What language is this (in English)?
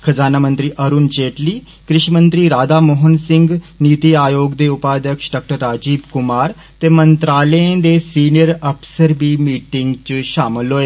Dogri